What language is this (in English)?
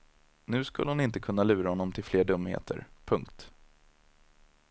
Swedish